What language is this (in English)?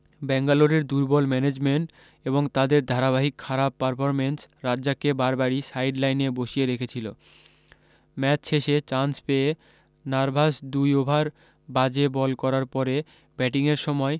Bangla